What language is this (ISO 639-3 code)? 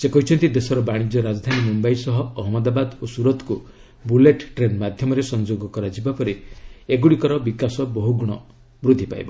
ori